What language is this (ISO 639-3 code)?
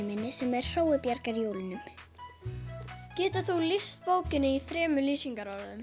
isl